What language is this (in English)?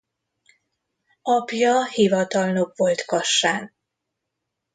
Hungarian